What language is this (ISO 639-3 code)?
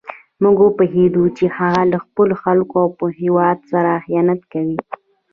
pus